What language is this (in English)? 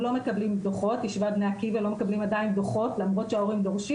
Hebrew